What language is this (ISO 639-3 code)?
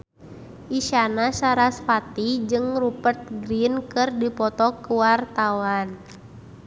sun